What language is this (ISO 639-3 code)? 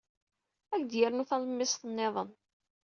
kab